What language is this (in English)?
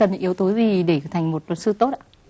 Vietnamese